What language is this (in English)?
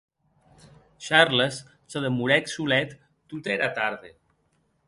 Occitan